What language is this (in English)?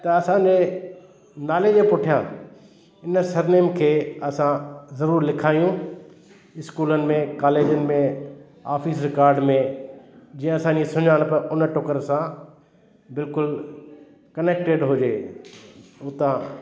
Sindhi